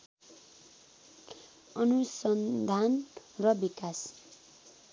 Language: Nepali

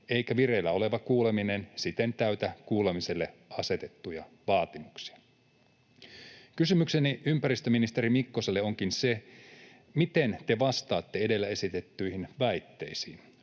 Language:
Finnish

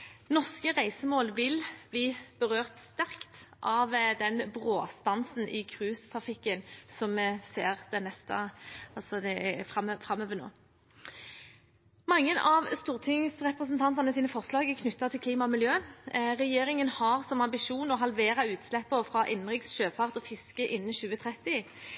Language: Norwegian Bokmål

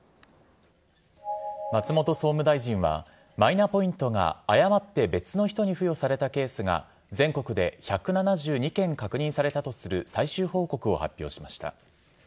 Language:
Japanese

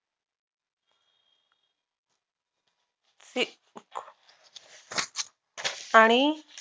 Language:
Marathi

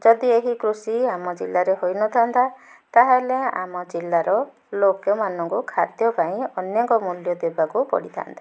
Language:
Odia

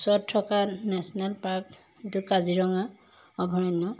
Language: Assamese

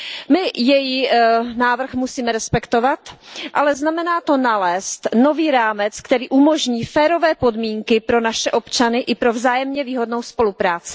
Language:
Czech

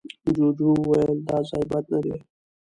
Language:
Pashto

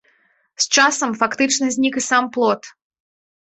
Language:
Belarusian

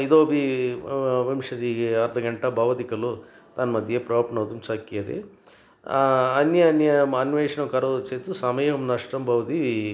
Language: Sanskrit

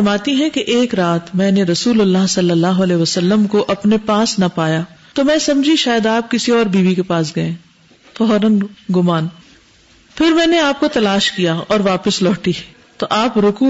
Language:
Urdu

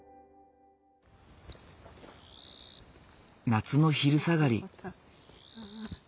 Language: Japanese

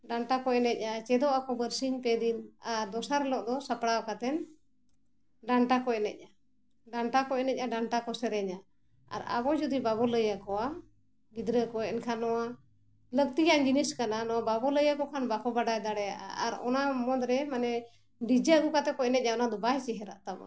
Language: Santali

